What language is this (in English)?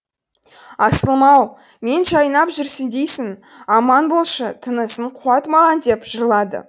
Kazakh